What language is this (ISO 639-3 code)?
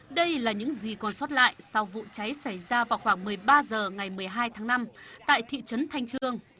vie